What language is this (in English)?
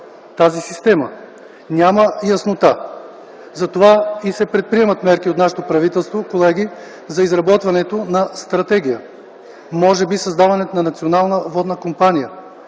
Bulgarian